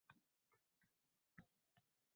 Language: Uzbek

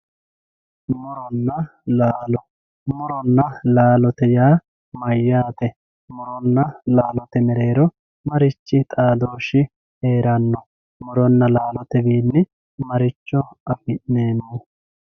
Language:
Sidamo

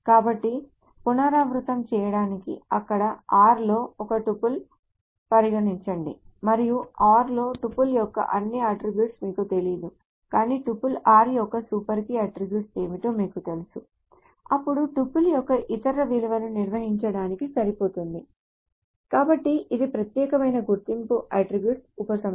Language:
Telugu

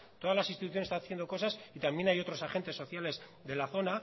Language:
Spanish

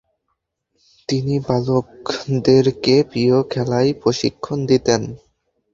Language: Bangla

